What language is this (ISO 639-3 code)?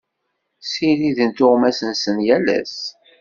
kab